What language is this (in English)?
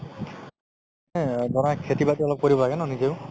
Assamese